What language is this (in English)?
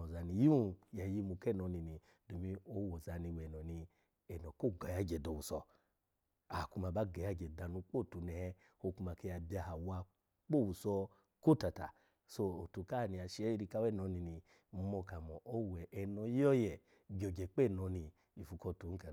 Alago